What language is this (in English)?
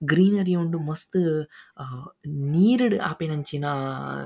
Tulu